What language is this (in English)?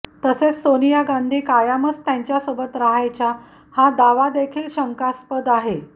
Marathi